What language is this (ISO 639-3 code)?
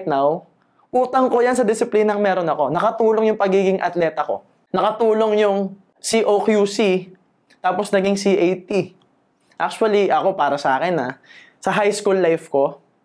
fil